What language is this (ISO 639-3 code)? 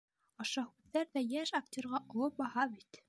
bak